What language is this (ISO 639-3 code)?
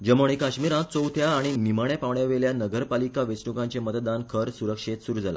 kok